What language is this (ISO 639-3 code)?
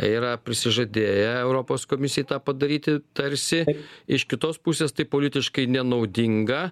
lit